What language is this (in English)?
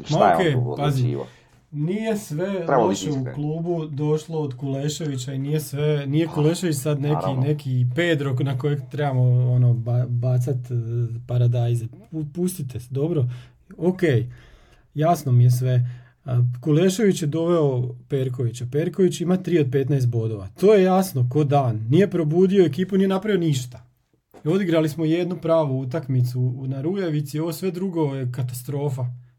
Croatian